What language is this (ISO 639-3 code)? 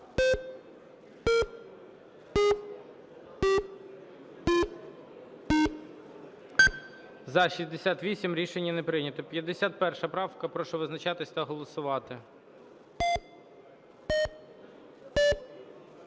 ukr